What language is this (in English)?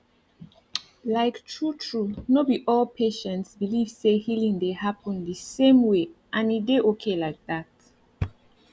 Nigerian Pidgin